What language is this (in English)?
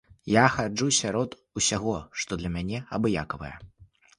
Belarusian